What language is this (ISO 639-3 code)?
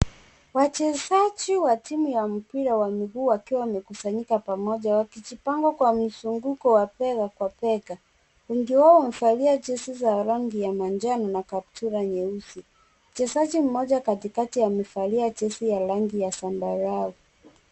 swa